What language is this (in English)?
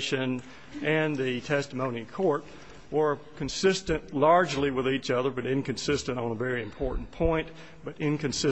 English